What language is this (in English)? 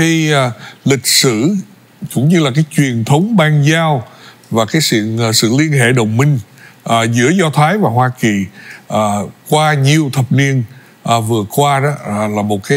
Vietnamese